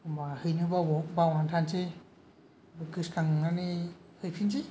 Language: Bodo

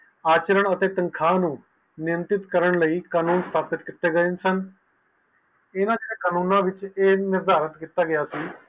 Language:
Punjabi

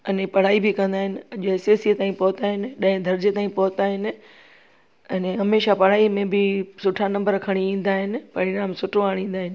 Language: Sindhi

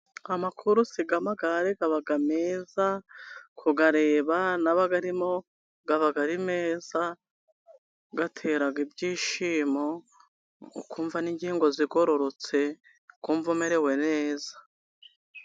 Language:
Kinyarwanda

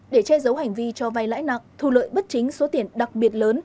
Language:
Vietnamese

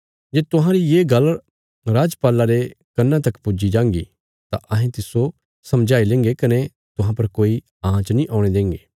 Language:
Bilaspuri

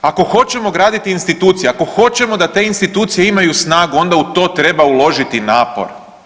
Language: Croatian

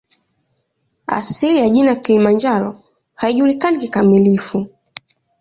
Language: Swahili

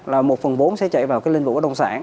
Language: Vietnamese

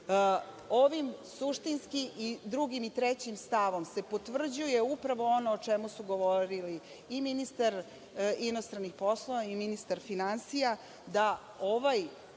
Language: Serbian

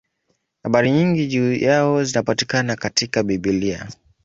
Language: Swahili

